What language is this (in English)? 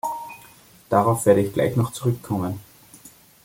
German